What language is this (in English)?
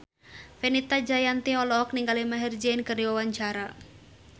Sundanese